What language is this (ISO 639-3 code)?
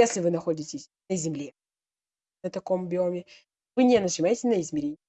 rus